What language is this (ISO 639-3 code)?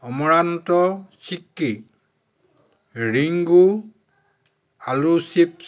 asm